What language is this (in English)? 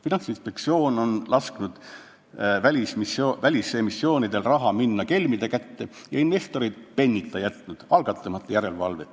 Estonian